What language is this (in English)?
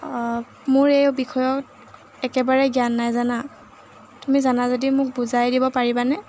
Assamese